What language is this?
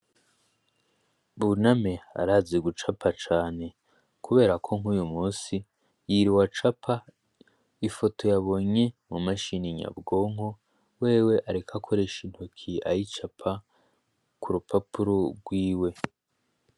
Rundi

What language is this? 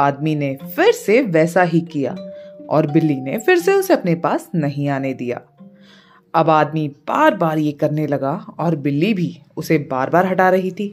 Hindi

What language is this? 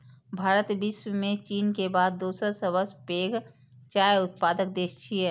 Maithili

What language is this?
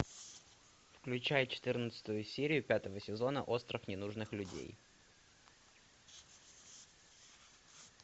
Russian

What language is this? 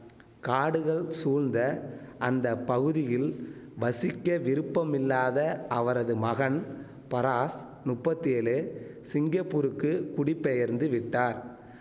Tamil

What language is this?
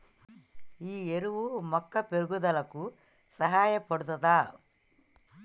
Telugu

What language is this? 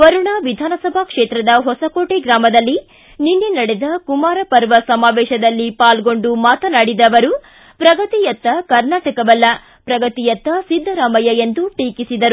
Kannada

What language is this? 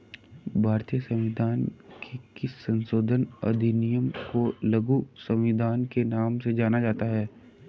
Hindi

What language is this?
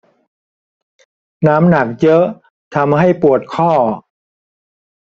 Thai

